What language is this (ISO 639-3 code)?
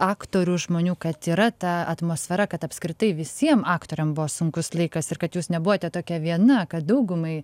lit